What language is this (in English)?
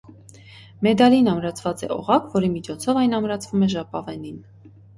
Armenian